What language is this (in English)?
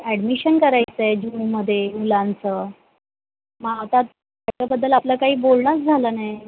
Marathi